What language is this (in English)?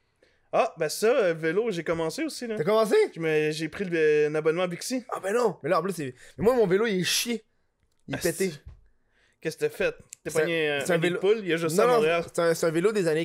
French